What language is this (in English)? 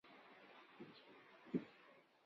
Chinese